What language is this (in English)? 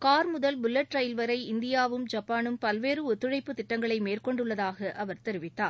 Tamil